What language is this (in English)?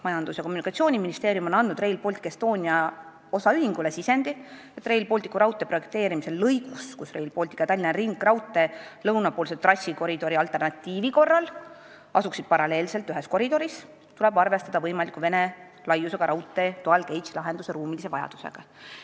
Estonian